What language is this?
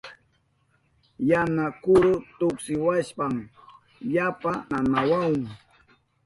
Southern Pastaza Quechua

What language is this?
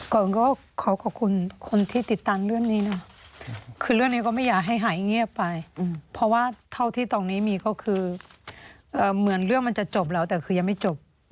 Thai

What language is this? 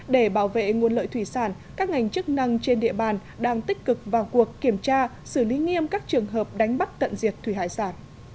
Vietnamese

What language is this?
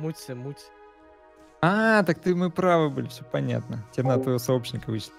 Russian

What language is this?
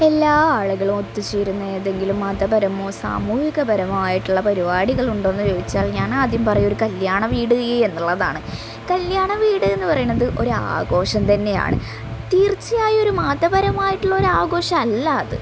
Malayalam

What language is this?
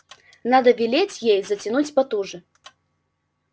Russian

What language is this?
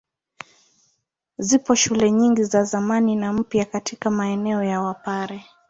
Swahili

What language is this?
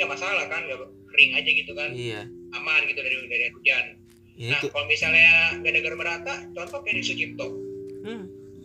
Indonesian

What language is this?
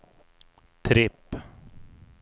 Swedish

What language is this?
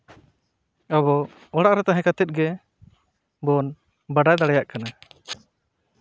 Santali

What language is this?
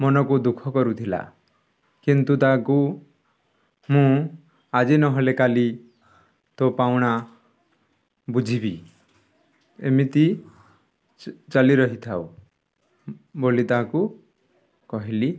Odia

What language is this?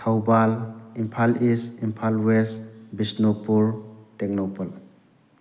Manipuri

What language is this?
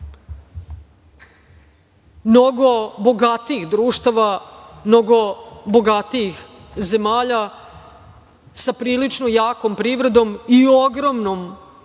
Serbian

